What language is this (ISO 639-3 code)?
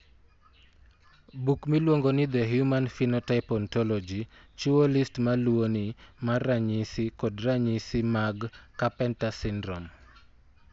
luo